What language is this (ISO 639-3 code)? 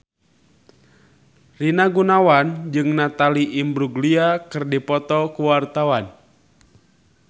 sun